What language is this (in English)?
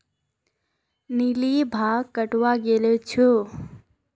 Magahi